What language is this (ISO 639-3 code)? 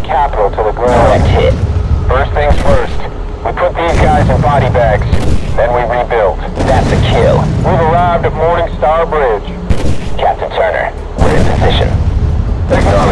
eng